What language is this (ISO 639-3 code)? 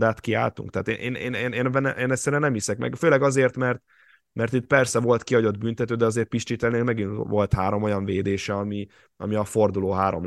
hun